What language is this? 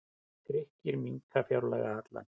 Icelandic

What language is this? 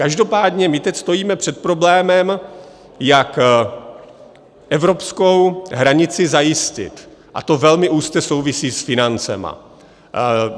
Czech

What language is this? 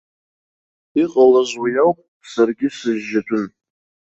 Abkhazian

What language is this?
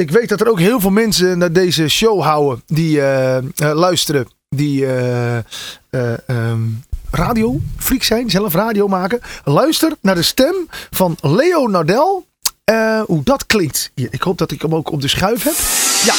Dutch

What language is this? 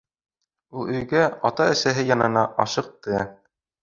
Bashkir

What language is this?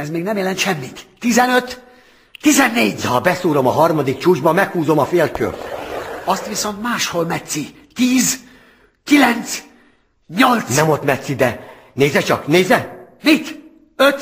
Hungarian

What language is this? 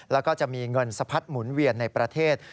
Thai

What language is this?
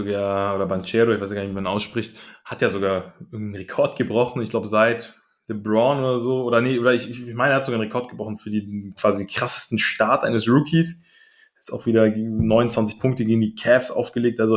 German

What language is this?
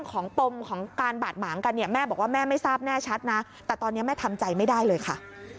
Thai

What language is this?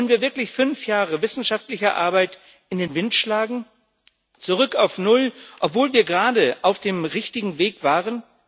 German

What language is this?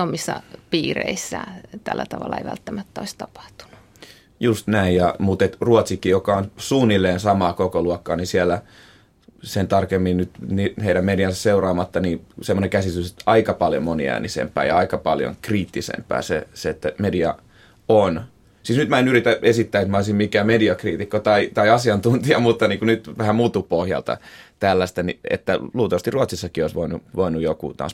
Finnish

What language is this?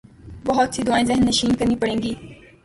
Urdu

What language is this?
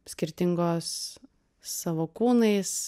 Lithuanian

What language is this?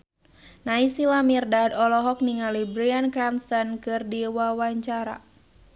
Sundanese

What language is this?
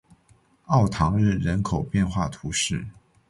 Chinese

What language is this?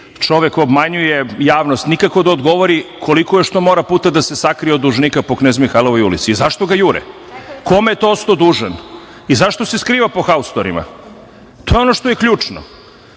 Serbian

